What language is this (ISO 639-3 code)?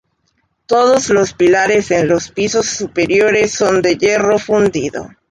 spa